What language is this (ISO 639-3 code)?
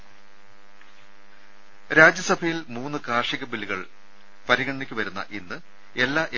mal